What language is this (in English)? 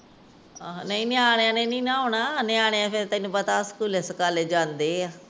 Punjabi